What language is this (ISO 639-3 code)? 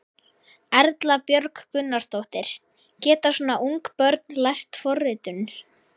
isl